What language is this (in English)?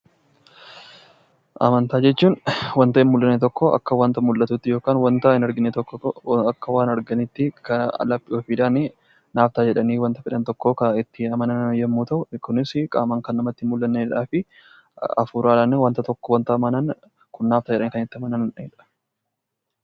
Oromo